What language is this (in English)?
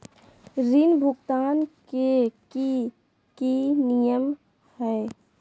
Magahi